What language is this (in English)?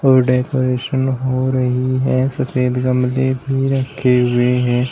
Hindi